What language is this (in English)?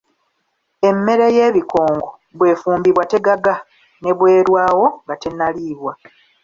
Ganda